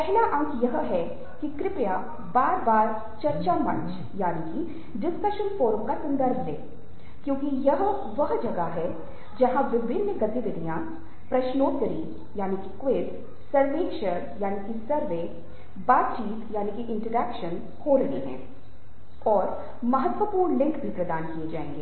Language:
Hindi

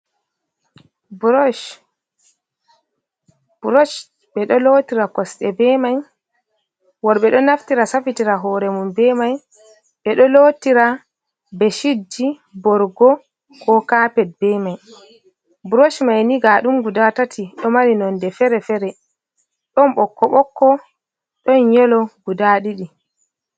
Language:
Fula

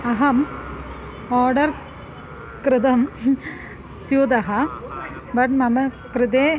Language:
Sanskrit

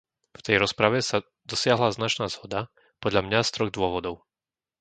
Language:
Slovak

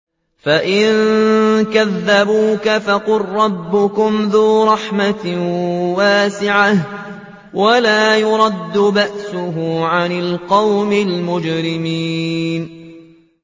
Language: Arabic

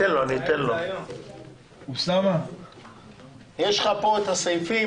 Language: Hebrew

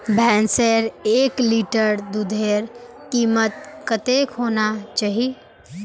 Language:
Magahi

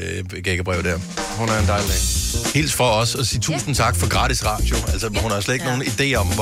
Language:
Danish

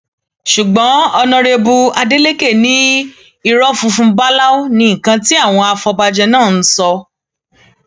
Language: Yoruba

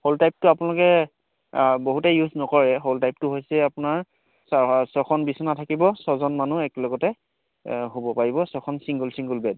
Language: Assamese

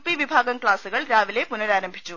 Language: Malayalam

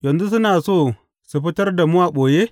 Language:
Hausa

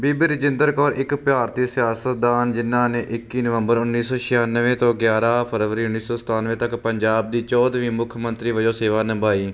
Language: Punjabi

